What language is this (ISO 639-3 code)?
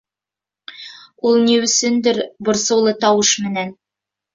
bak